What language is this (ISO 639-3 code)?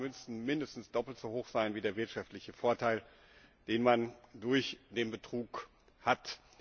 deu